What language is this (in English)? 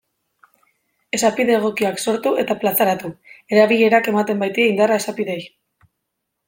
Basque